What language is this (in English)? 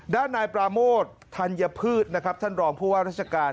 Thai